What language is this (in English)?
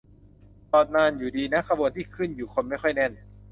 Thai